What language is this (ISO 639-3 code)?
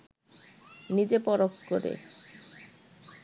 ben